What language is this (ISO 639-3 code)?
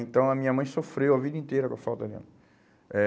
por